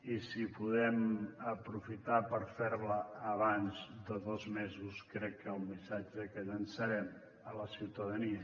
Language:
Catalan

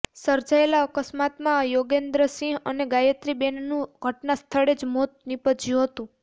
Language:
Gujarati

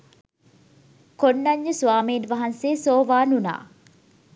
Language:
Sinhala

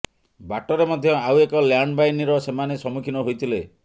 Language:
Odia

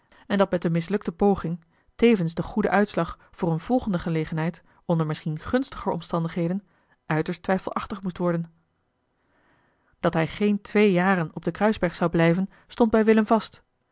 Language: Dutch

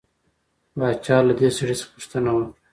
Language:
Pashto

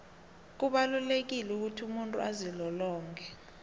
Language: South Ndebele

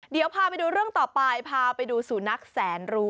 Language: Thai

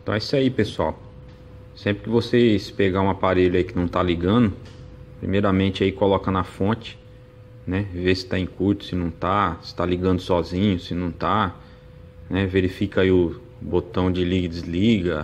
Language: Portuguese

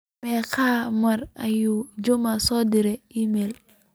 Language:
Somali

